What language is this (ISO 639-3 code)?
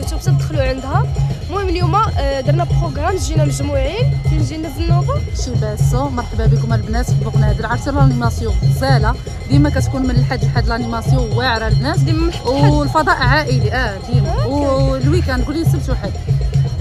ara